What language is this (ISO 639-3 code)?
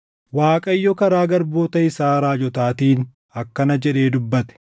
orm